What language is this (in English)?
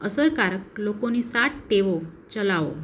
Gujarati